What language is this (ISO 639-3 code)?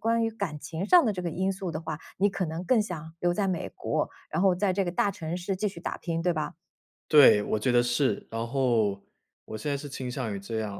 zho